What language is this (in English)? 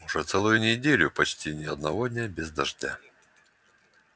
Russian